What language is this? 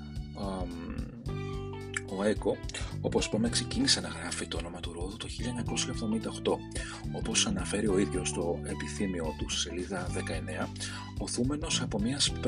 Greek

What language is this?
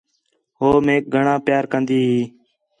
Khetrani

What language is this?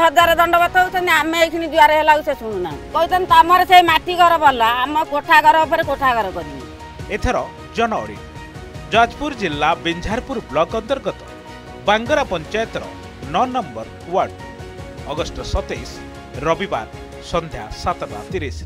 Hindi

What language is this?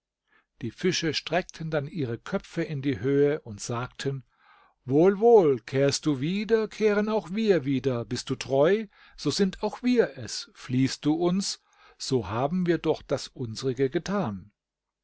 German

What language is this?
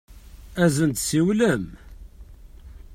Kabyle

